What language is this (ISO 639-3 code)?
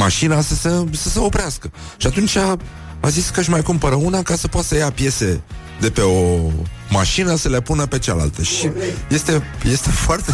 ron